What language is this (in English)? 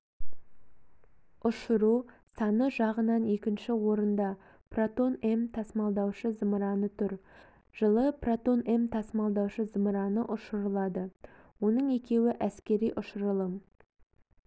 Kazakh